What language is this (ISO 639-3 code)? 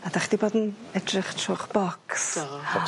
cym